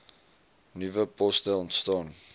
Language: Afrikaans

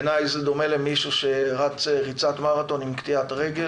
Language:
Hebrew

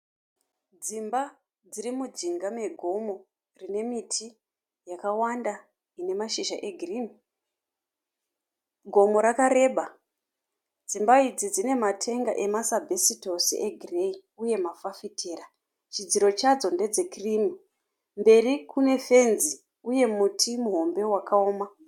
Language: Shona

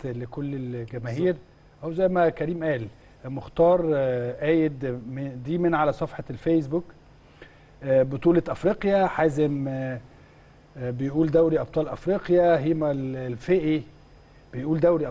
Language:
Arabic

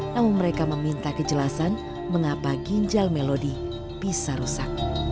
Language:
Indonesian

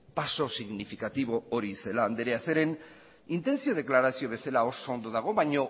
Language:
Basque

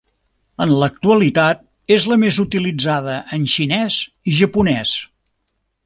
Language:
Catalan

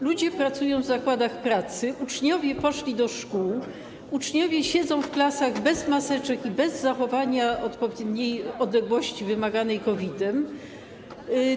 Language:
Polish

